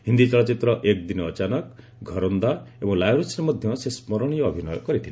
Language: Odia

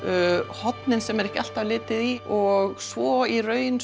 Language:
Icelandic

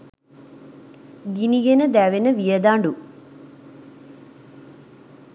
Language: Sinhala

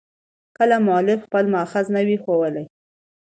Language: Pashto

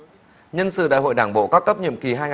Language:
Vietnamese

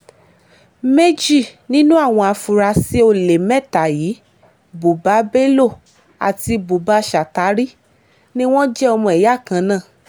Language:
Yoruba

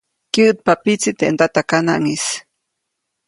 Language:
Copainalá Zoque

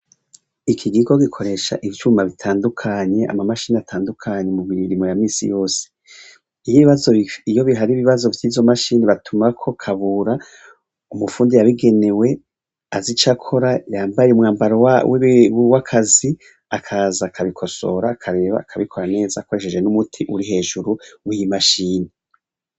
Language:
Rundi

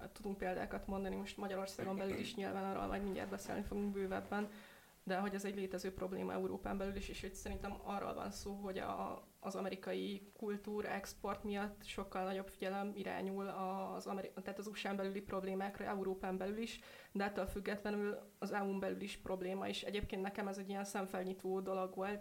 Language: Hungarian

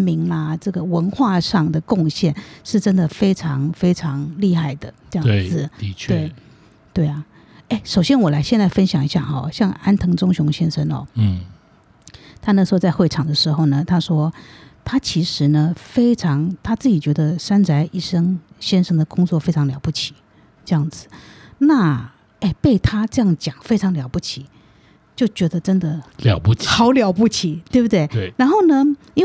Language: Chinese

